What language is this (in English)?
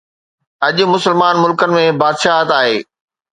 Sindhi